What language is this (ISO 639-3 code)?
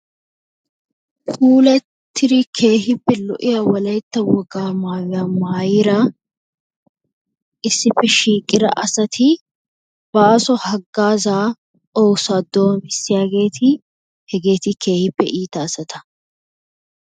wal